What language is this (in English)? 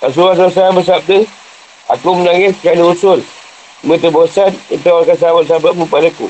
Malay